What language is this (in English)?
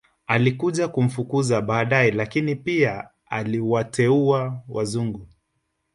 Swahili